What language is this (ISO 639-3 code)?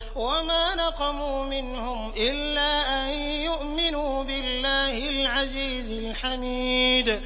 ara